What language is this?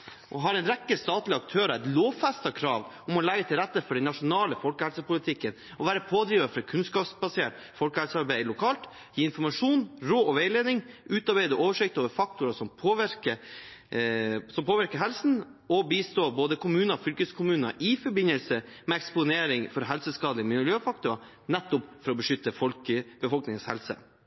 Norwegian Bokmål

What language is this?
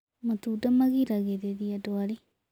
Kikuyu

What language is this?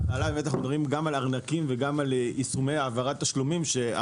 Hebrew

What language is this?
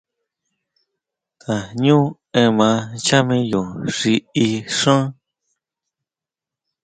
Huautla Mazatec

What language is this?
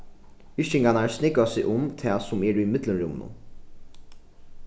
Faroese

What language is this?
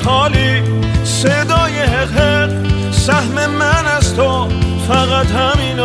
Persian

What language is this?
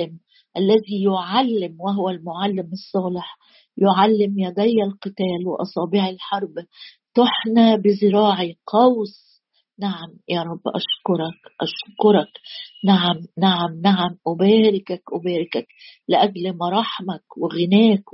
Arabic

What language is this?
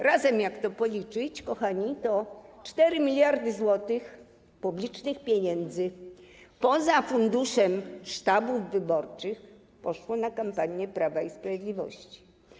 Polish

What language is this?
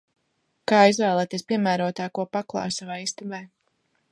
Latvian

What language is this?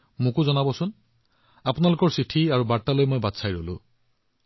Assamese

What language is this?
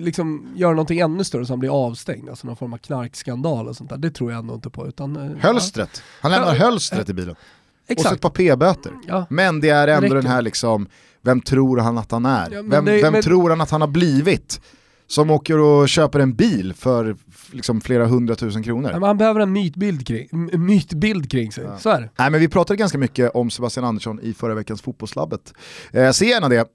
Swedish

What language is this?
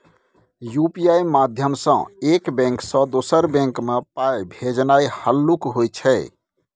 Maithili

